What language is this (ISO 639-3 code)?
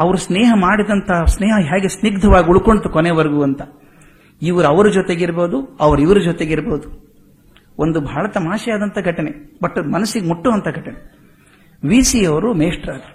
kan